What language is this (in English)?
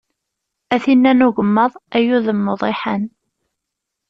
Kabyle